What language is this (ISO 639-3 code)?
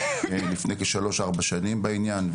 heb